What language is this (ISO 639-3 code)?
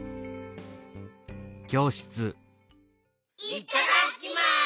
jpn